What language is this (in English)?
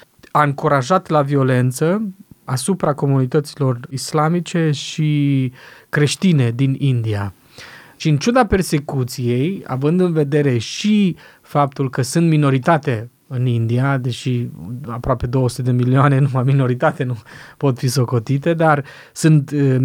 Romanian